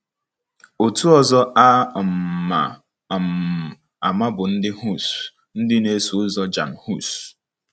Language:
Igbo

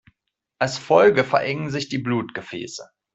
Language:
German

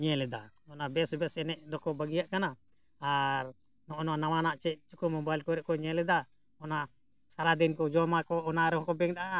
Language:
Santali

